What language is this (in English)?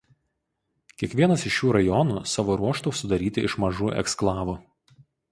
Lithuanian